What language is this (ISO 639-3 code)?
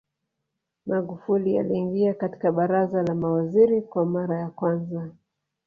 swa